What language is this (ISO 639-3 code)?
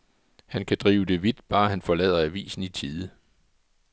dan